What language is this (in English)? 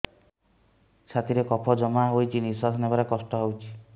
Odia